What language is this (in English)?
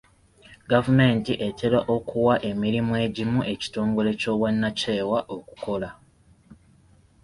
Ganda